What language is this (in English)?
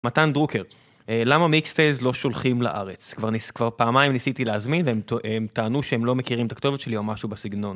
Hebrew